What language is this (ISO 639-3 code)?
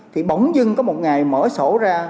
vie